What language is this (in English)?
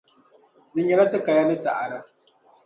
Dagbani